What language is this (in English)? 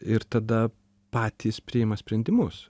Lithuanian